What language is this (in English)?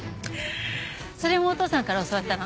Japanese